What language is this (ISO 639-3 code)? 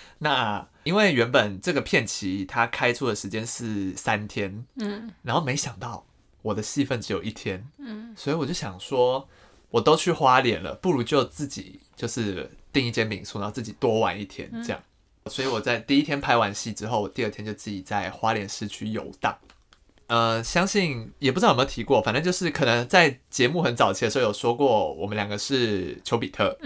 zho